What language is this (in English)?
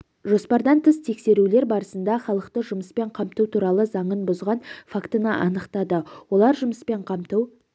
Kazakh